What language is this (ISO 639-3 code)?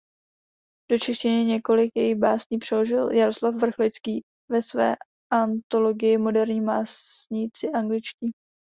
ces